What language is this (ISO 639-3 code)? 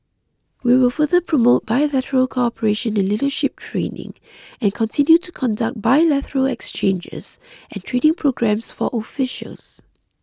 eng